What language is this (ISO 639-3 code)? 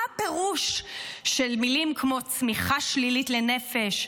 heb